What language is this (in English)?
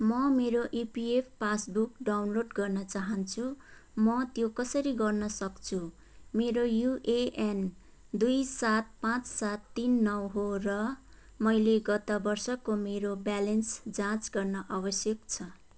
Nepali